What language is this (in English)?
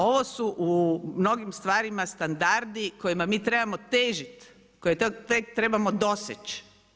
Croatian